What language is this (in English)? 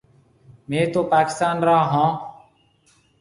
Marwari (Pakistan)